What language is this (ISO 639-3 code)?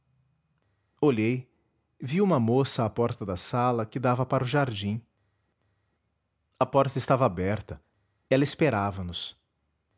por